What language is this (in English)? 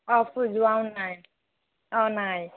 Assamese